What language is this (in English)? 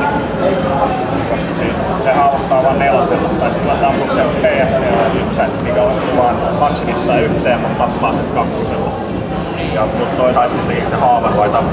Finnish